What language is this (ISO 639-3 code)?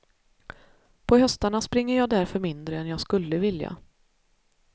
swe